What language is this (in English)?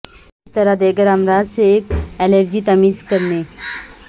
Urdu